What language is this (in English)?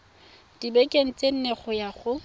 Tswana